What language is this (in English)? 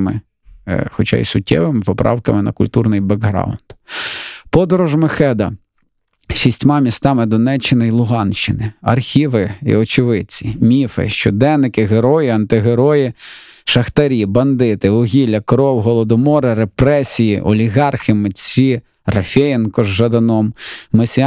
Ukrainian